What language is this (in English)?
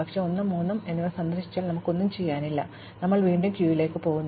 Malayalam